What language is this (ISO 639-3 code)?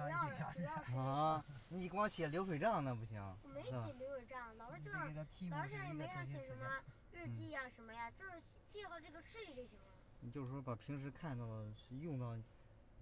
zho